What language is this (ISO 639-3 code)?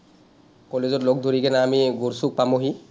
asm